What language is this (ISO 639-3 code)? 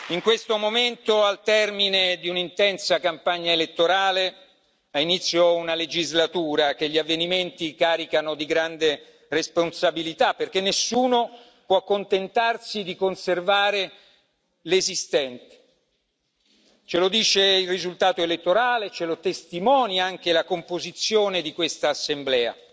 ita